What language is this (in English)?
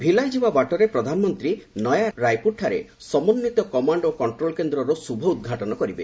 Odia